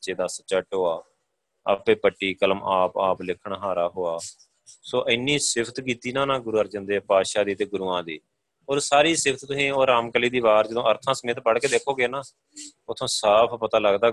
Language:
Punjabi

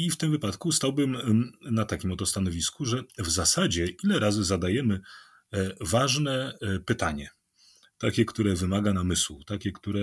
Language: Polish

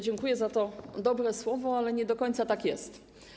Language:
Polish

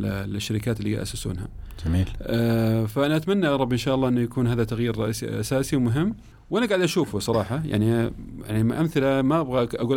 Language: Arabic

